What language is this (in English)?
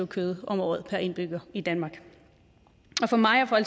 Danish